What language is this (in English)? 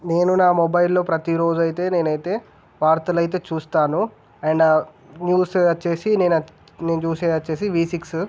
Telugu